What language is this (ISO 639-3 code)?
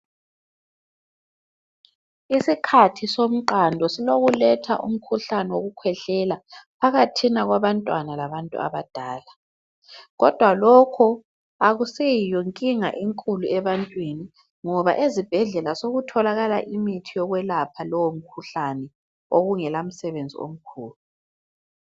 nde